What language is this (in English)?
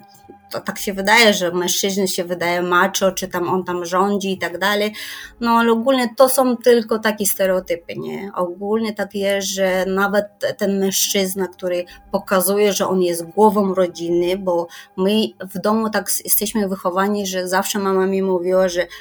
Polish